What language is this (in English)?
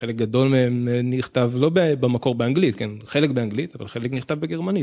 Hebrew